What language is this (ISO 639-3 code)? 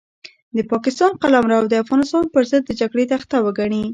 pus